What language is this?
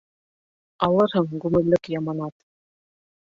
Bashkir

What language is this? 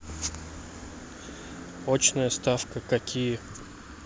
Russian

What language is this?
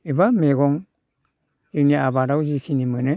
Bodo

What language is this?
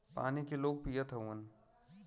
Bhojpuri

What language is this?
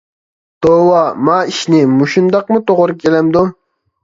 Uyghur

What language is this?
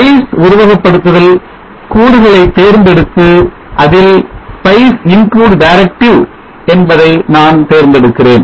Tamil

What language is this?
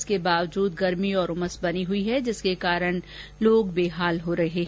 Hindi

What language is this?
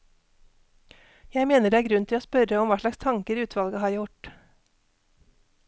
Norwegian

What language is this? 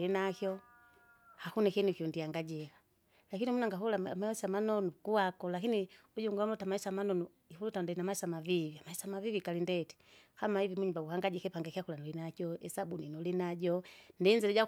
Kinga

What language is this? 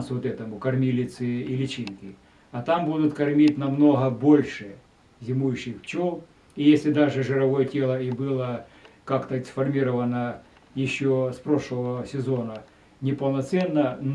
Russian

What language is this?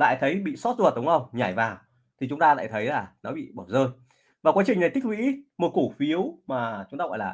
Vietnamese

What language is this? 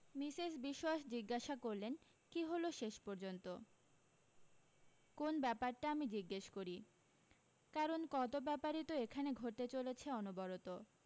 Bangla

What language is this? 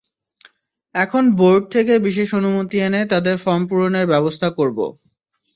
Bangla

